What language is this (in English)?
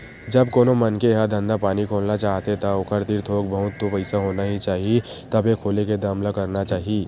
Chhattisgarhi